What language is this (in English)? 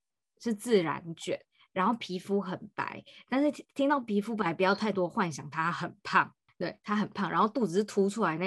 Chinese